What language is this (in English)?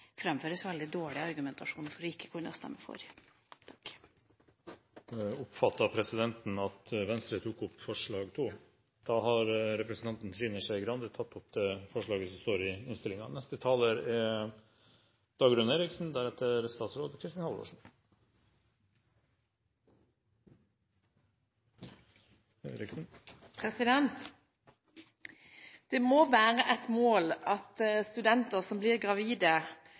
Norwegian